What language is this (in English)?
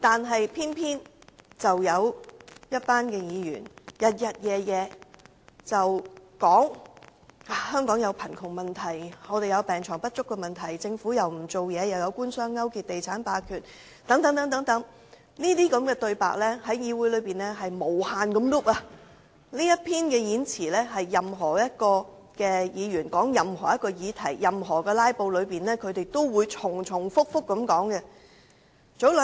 Cantonese